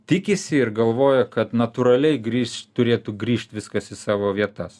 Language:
Lithuanian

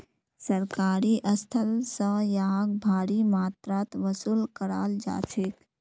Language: Magahi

